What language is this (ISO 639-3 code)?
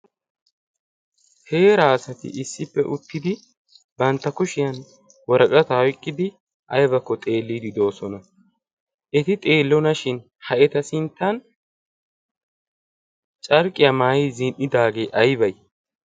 wal